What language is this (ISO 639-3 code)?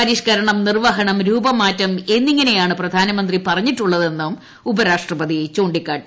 mal